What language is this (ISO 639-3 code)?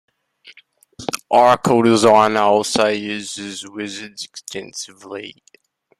eng